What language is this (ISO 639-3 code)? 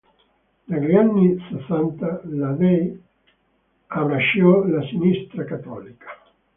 ita